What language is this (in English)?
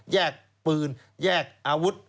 Thai